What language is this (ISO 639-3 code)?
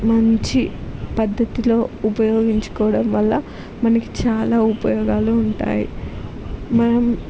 tel